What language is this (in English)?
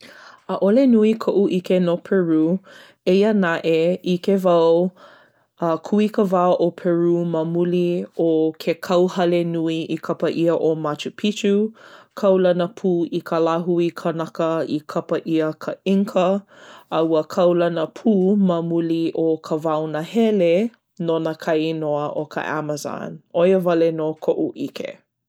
Hawaiian